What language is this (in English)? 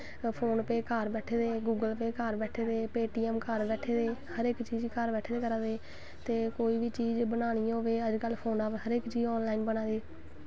Dogri